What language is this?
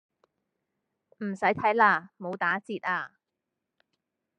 Cantonese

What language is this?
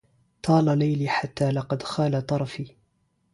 Arabic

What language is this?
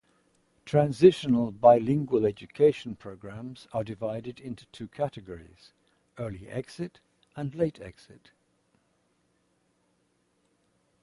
English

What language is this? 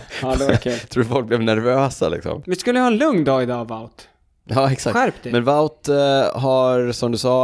Swedish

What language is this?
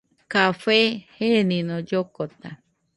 Nüpode Huitoto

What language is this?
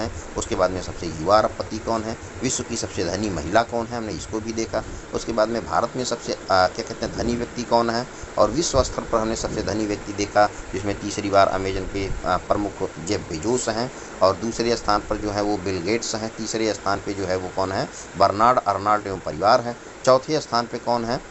Hindi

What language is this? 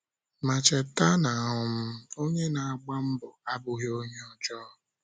Igbo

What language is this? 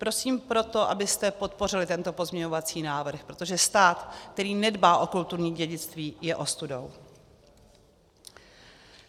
Czech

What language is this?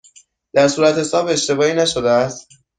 Persian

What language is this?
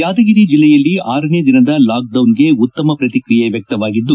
Kannada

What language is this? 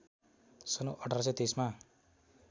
Nepali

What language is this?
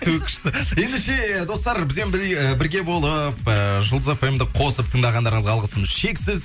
Kazakh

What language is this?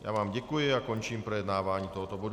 Czech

